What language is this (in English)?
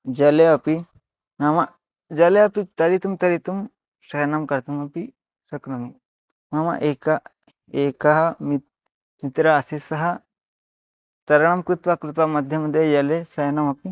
Sanskrit